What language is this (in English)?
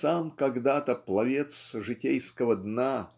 Russian